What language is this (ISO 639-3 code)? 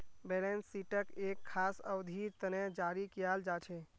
mag